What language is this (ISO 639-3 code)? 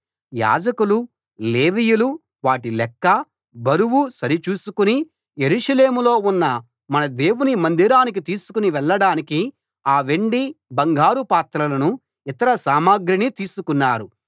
tel